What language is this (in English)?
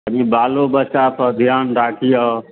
Maithili